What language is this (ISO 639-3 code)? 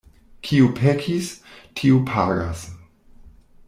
epo